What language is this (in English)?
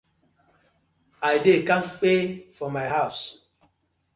Nigerian Pidgin